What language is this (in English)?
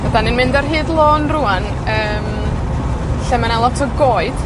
Welsh